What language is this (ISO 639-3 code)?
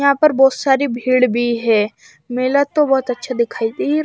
hin